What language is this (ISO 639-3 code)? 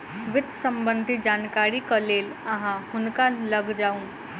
mai